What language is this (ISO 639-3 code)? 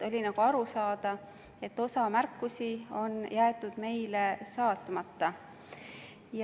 est